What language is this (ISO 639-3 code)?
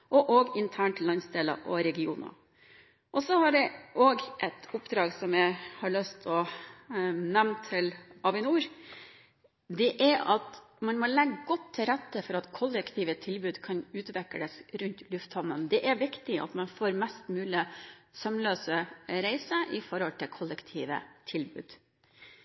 nob